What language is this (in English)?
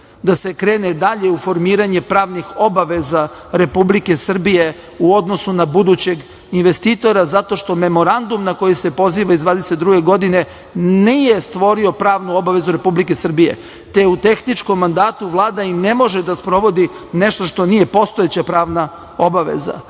Serbian